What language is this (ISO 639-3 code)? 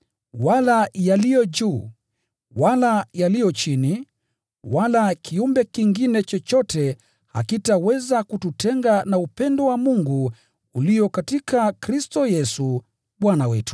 swa